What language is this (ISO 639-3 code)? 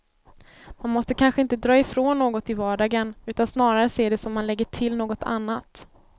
swe